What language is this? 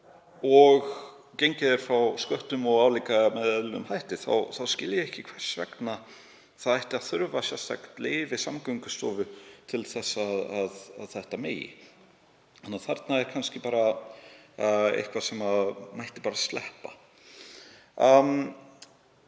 Icelandic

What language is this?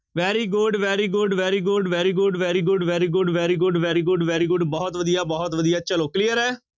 Punjabi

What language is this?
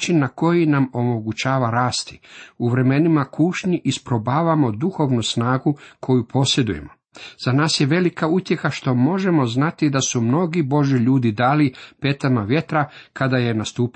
Croatian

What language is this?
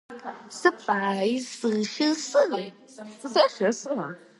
Georgian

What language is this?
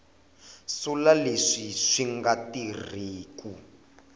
Tsonga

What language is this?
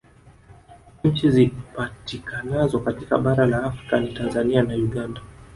Swahili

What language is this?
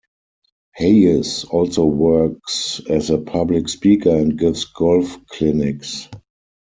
English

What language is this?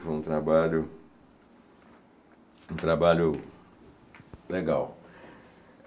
Portuguese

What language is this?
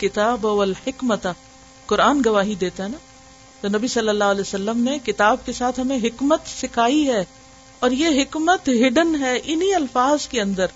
Urdu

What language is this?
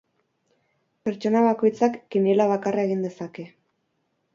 Basque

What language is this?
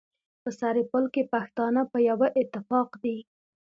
Pashto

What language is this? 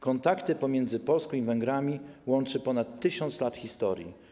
Polish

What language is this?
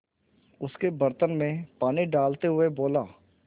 Hindi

